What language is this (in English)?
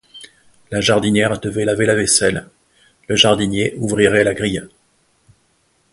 French